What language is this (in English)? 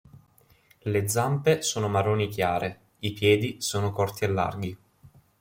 Italian